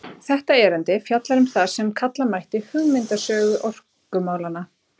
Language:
Icelandic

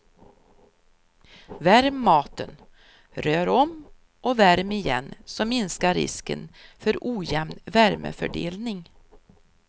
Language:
Swedish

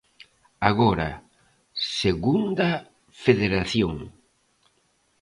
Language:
Galician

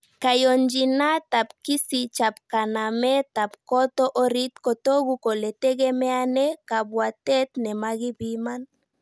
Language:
Kalenjin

